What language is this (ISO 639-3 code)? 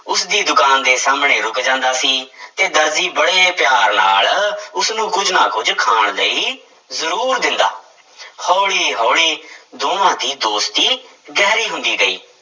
pan